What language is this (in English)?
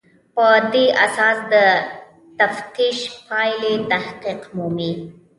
Pashto